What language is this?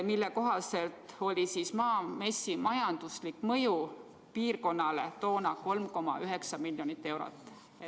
Estonian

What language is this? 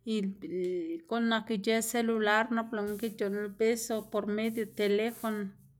Xanaguía Zapotec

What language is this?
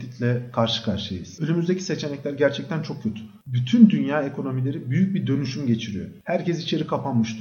Turkish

